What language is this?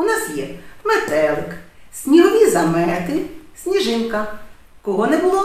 Ukrainian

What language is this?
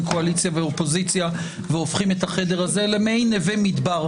Hebrew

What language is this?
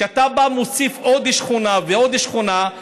Hebrew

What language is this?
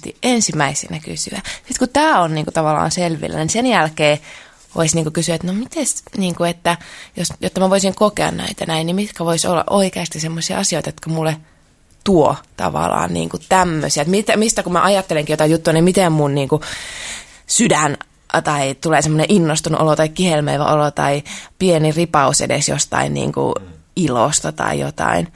Finnish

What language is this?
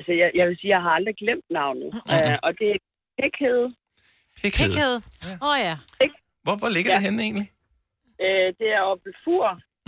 Danish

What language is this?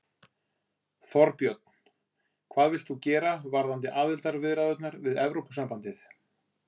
Icelandic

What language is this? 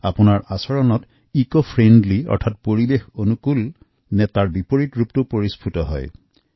Assamese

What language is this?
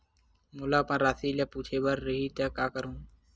Chhattisgarhi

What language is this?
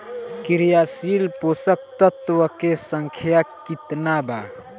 Bhojpuri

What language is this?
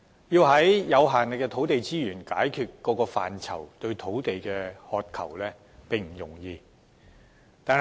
Cantonese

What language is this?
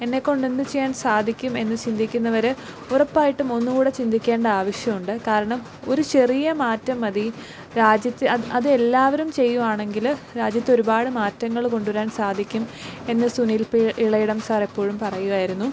Malayalam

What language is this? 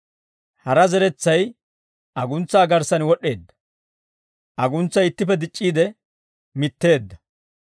Dawro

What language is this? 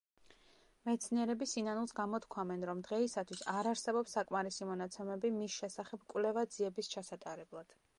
Georgian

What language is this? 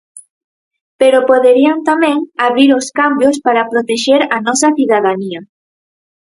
Galician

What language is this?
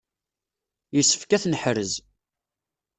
Kabyle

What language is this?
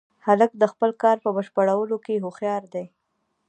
Pashto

